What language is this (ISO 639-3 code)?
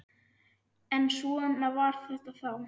isl